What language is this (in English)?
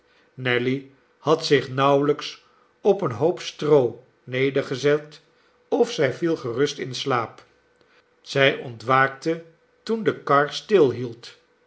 Dutch